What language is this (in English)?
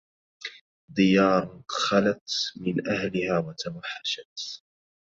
Arabic